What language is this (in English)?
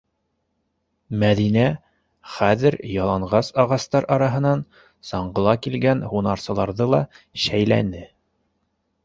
Bashkir